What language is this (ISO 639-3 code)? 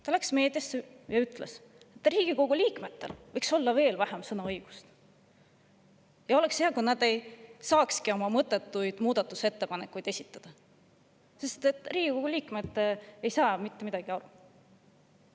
est